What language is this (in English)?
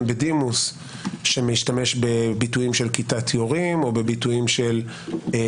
Hebrew